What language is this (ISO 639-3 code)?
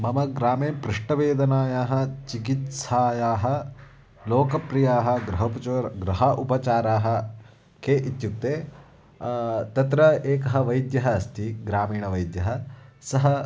san